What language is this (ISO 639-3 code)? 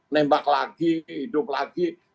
ind